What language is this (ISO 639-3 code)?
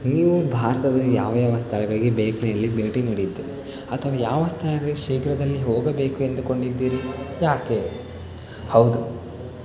kan